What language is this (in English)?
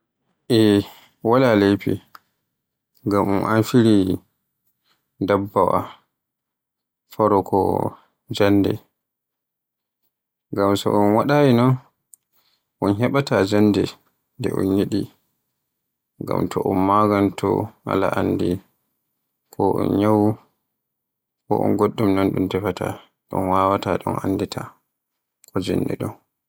Borgu Fulfulde